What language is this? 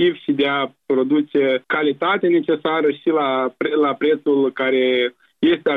Romanian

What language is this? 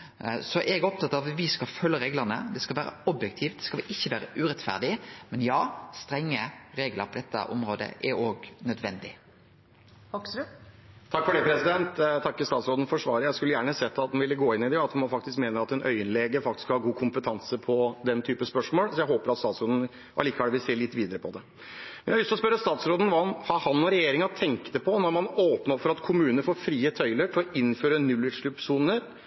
Norwegian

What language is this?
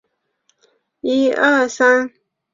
Chinese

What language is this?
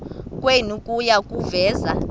Xhosa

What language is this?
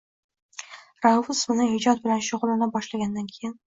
Uzbek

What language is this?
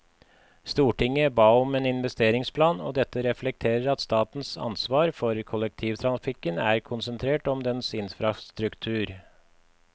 Norwegian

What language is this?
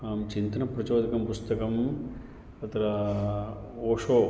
Sanskrit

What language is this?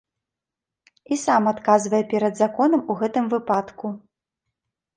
Belarusian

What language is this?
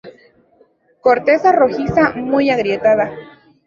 Spanish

